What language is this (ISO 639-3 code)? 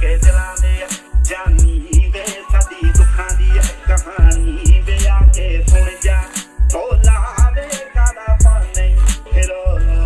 hin